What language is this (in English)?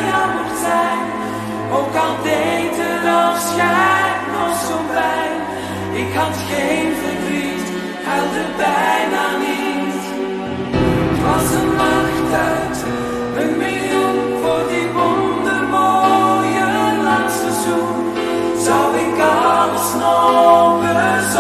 Dutch